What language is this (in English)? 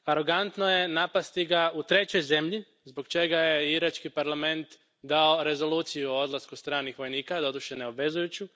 Croatian